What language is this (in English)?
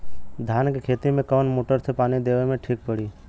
Bhojpuri